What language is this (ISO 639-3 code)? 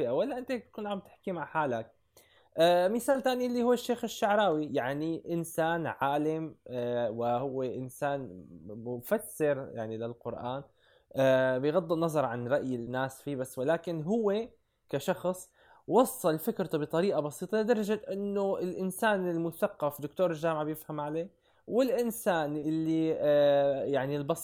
ara